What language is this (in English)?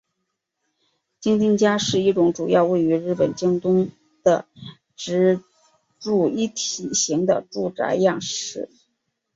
Chinese